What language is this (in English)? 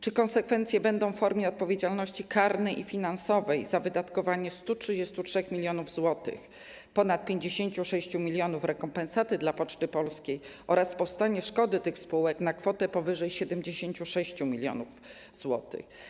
Polish